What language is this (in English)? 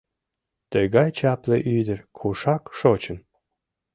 Mari